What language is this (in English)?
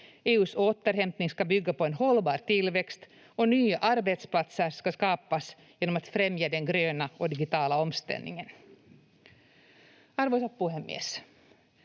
Finnish